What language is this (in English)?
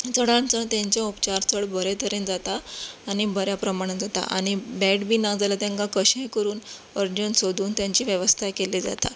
Konkani